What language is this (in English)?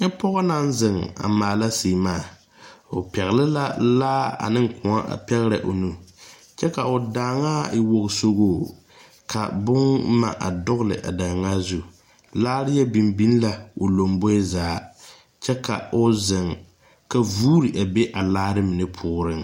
Southern Dagaare